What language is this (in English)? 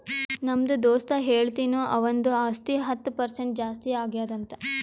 Kannada